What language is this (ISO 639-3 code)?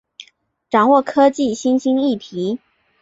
zho